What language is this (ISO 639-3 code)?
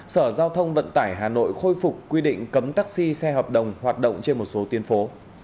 vie